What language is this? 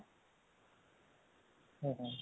Odia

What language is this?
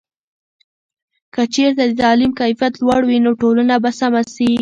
Pashto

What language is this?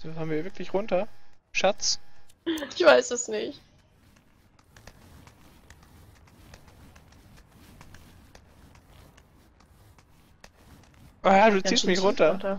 German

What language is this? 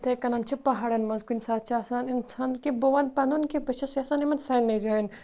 Kashmiri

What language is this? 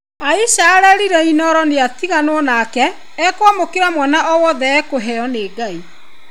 Kikuyu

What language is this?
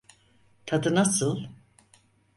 Turkish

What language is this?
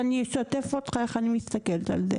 Hebrew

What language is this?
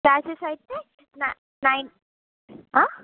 Telugu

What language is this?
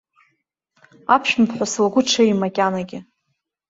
Abkhazian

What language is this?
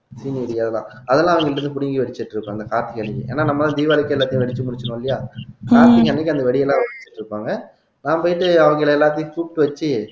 Tamil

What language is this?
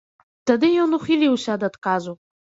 Belarusian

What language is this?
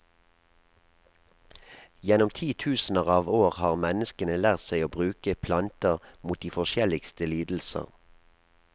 Norwegian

